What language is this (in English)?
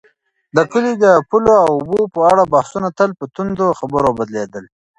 Pashto